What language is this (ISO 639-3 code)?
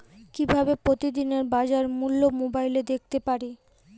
ben